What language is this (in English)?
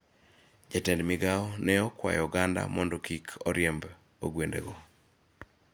Luo (Kenya and Tanzania)